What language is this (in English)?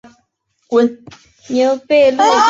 Chinese